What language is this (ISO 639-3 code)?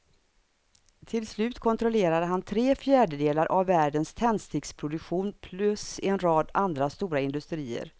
swe